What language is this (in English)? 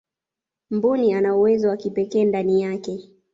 Swahili